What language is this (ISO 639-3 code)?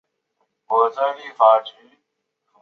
zho